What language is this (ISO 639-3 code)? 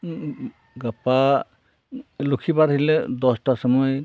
sat